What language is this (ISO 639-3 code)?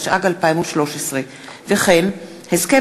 heb